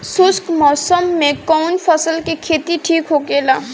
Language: Bhojpuri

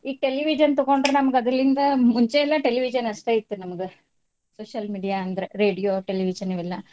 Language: Kannada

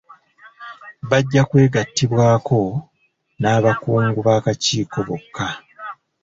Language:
Ganda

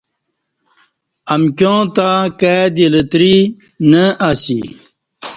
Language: Kati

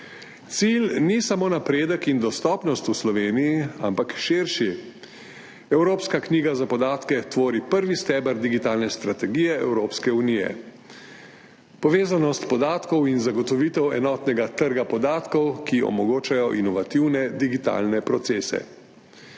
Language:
Slovenian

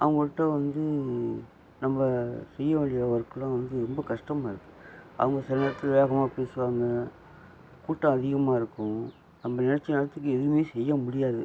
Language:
Tamil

